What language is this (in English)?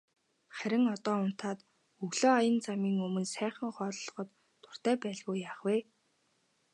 Mongolian